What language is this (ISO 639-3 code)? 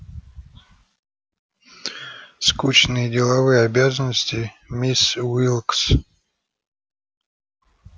rus